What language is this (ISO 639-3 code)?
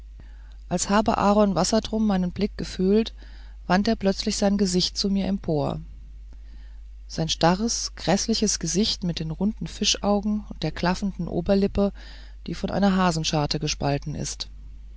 deu